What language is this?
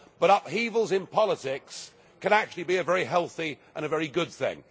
English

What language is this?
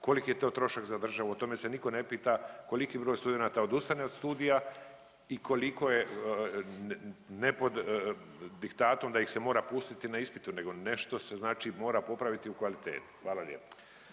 Croatian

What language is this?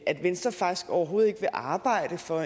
Danish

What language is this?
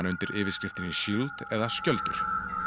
Icelandic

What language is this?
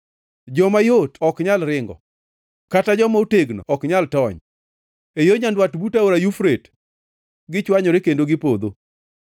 Luo (Kenya and Tanzania)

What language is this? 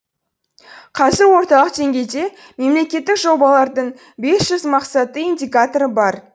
Kazakh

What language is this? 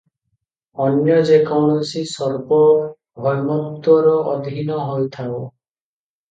Odia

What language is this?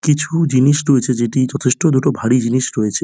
Bangla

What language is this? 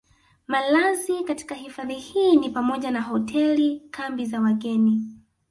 Swahili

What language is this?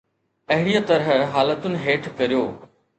Sindhi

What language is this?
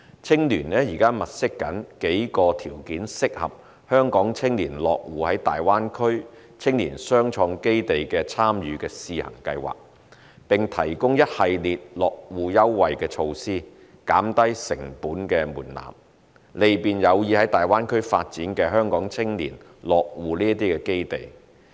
Cantonese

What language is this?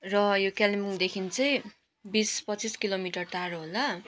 Nepali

